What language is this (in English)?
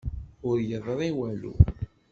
Kabyle